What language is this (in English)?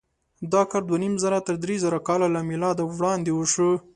Pashto